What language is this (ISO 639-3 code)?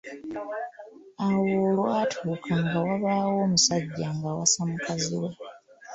lug